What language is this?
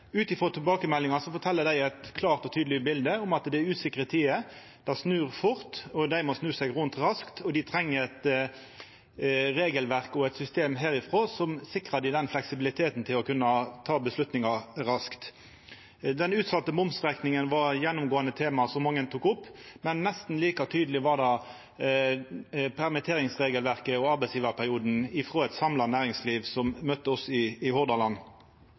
Norwegian Nynorsk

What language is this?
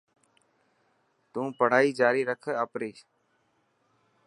Dhatki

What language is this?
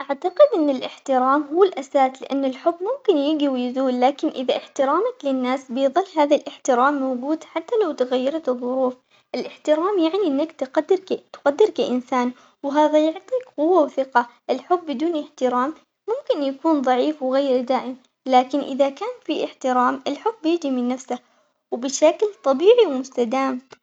Omani Arabic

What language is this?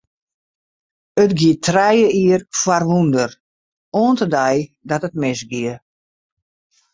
Western Frisian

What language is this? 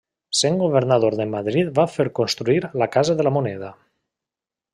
Catalan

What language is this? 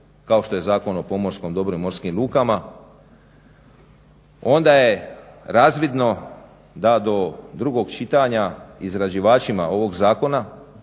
Croatian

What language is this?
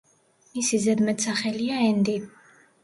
Georgian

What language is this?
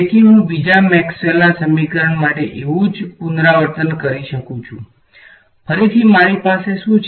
Gujarati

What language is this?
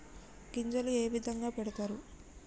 Telugu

